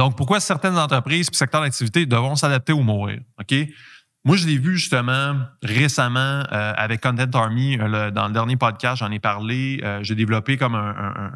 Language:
French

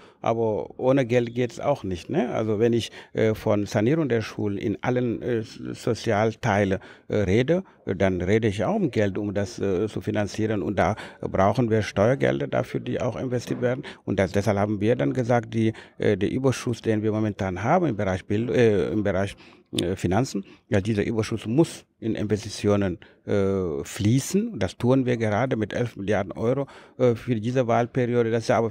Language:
German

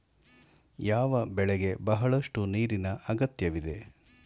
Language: Kannada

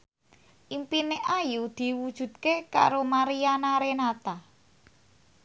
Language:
Javanese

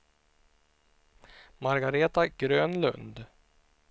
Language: Swedish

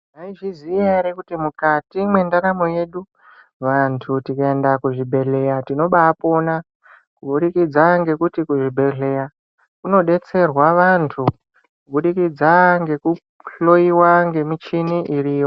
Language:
Ndau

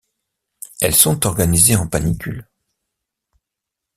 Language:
French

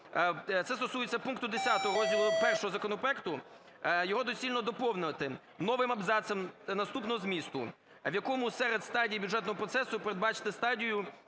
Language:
Ukrainian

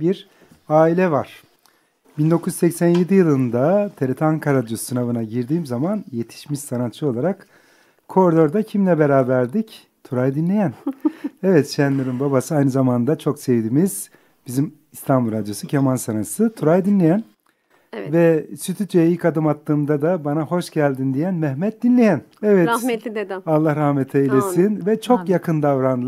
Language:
Turkish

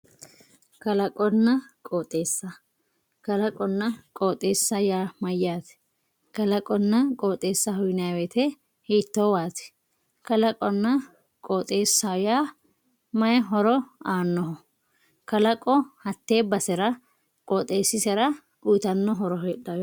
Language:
Sidamo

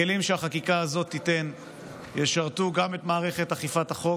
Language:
Hebrew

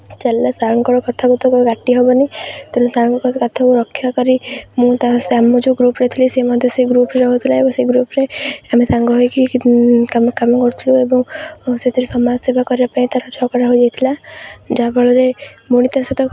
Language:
Odia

